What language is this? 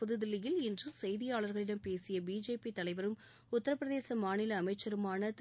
Tamil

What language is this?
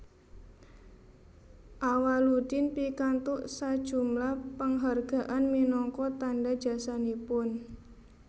Javanese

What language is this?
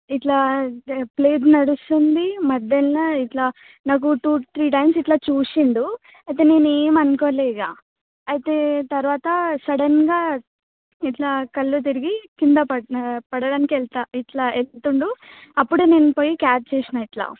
Telugu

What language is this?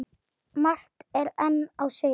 Icelandic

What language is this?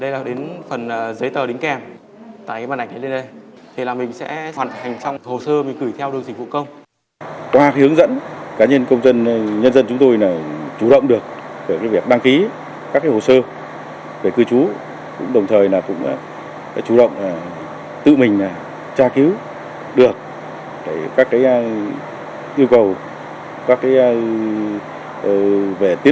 Vietnamese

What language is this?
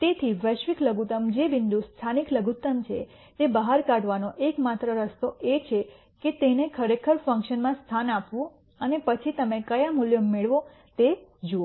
Gujarati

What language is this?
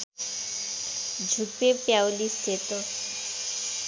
Nepali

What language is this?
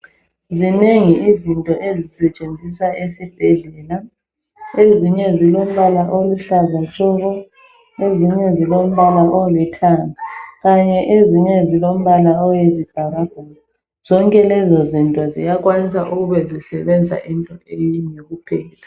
North Ndebele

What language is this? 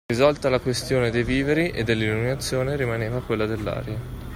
Italian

